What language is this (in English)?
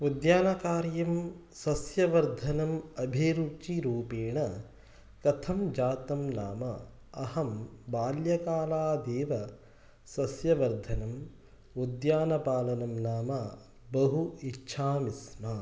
Sanskrit